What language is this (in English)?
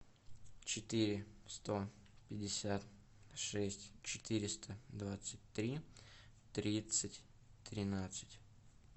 Russian